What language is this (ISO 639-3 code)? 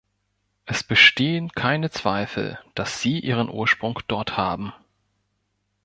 deu